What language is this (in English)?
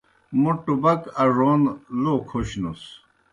Kohistani Shina